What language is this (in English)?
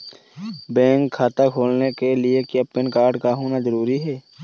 Hindi